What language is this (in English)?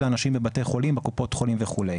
Hebrew